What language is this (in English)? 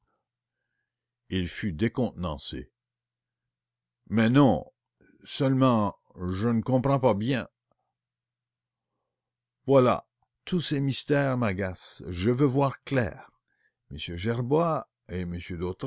French